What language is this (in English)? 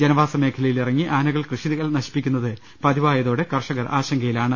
Malayalam